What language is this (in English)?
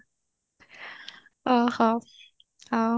Odia